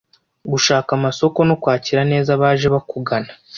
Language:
Kinyarwanda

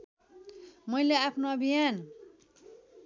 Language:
Nepali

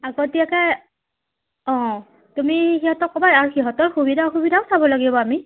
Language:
Assamese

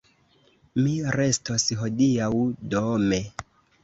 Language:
Esperanto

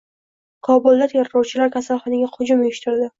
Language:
Uzbek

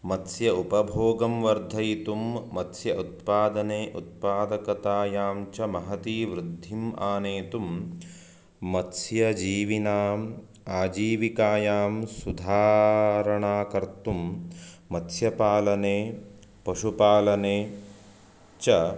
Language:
Sanskrit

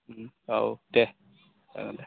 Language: Bodo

